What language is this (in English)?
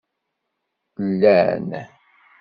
Kabyle